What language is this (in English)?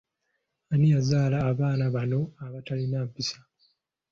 Ganda